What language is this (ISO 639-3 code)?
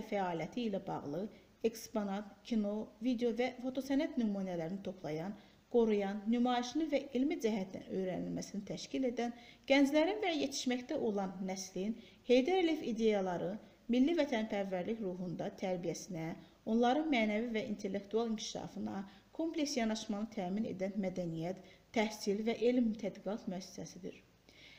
tur